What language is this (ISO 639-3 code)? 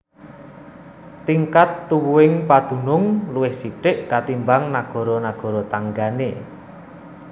jav